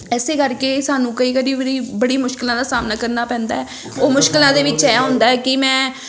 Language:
Punjabi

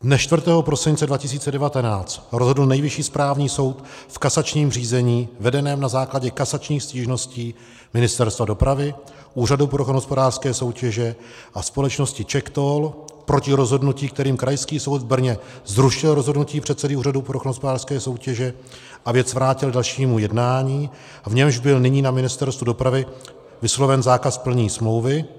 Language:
Czech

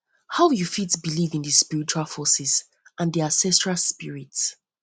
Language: Nigerian Pidgin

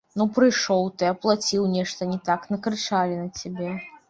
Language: Belarusian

